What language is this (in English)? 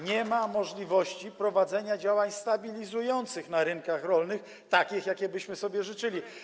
Polish